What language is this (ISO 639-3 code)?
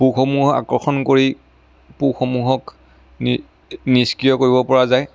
asm